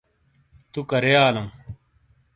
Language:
Shina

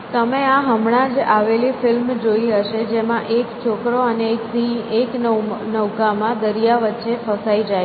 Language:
Gujarati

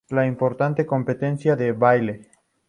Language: Spanish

